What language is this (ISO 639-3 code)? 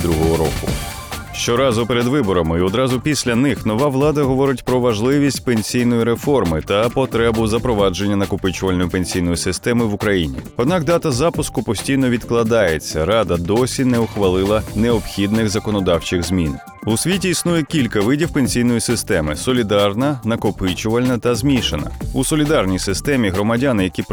ukr